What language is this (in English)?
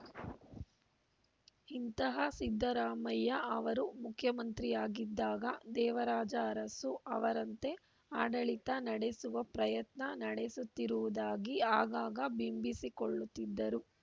Kannada